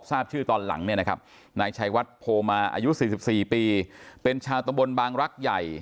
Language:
Thai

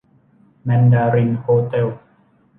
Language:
Thai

